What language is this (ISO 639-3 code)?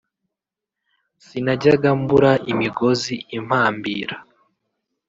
kin